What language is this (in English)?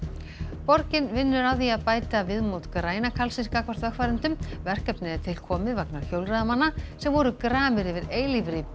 Icelandic